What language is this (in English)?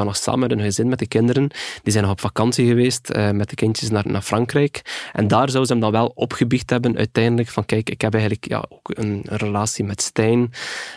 Dutch